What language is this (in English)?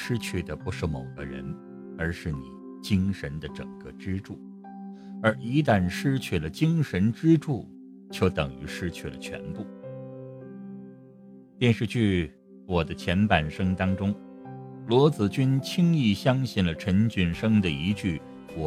Chinese